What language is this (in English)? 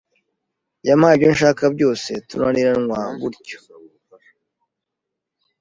Kinyarwanda